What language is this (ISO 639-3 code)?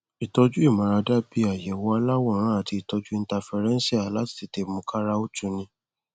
yor